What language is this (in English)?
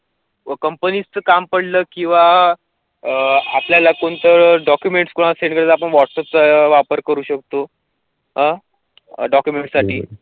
Marathi